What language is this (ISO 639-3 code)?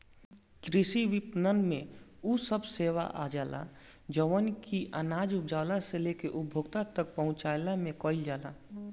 bho